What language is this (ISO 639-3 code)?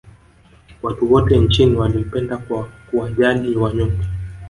swa